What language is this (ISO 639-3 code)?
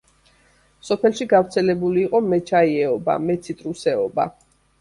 kat